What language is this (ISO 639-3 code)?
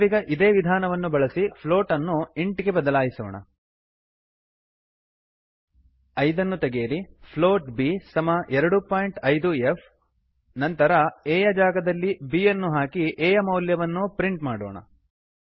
kan